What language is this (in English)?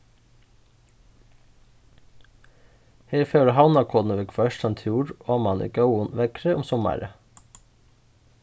Faroese